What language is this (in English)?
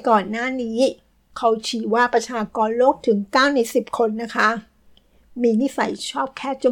Thai